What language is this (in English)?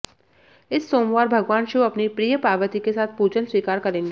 Hindi